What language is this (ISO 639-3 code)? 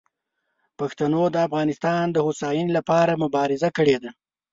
pus